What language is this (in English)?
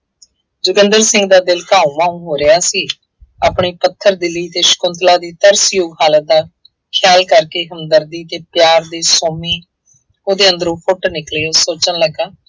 Punjabi